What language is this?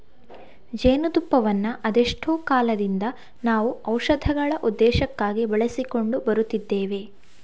Kannada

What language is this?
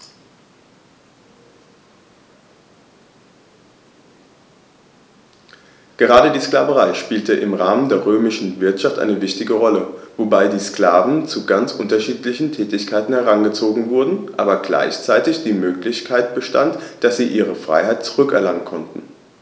German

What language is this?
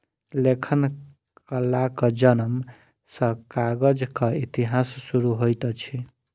Maithili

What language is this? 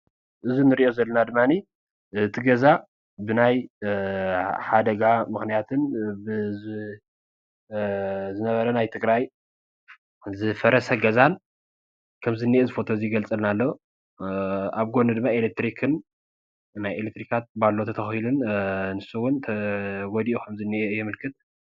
Tigrinya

